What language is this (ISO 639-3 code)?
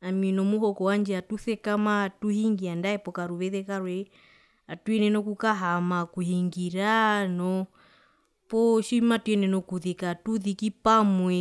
her